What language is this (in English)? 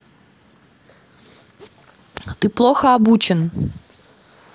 Russian